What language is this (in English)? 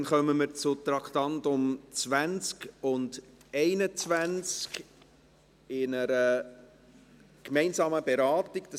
Swiss German